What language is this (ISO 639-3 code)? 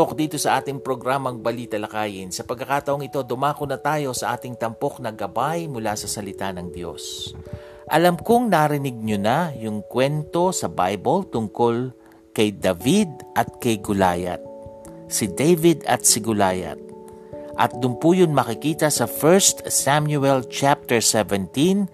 fil